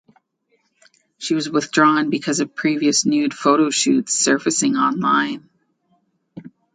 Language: English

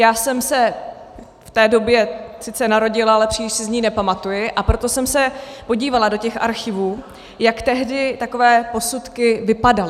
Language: Czech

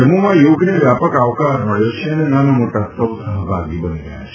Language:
Gujarati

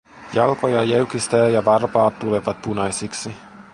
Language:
Finnish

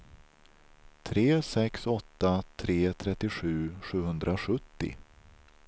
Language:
Swedish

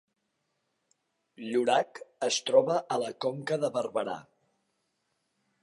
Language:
Catalan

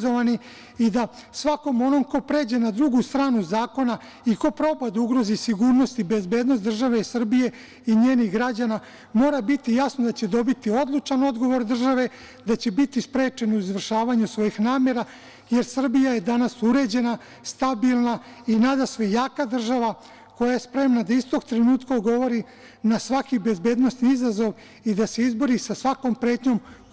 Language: Serbian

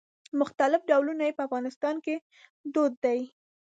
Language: Pashto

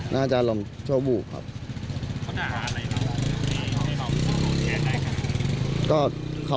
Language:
Thai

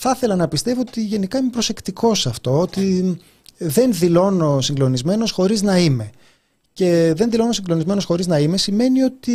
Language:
Greek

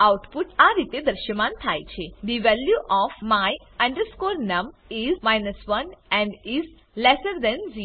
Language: Gujarati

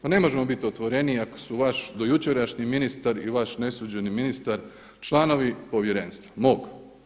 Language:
Croatian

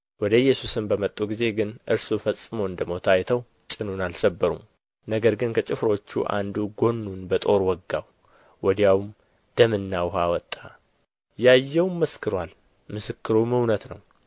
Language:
Amharic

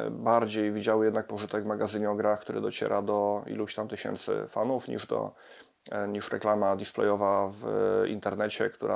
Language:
Polish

